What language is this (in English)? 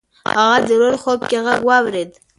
Pashto